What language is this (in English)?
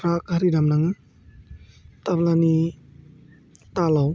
Bodo